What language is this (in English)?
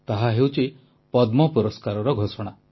Odia